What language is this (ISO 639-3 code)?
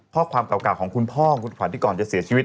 tha